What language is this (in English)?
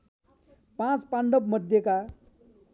Nepali